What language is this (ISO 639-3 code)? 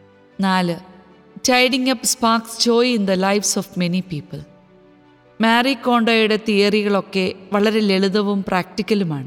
mal